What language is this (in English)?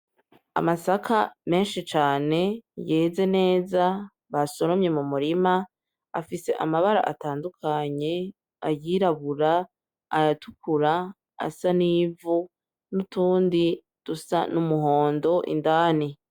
Rundi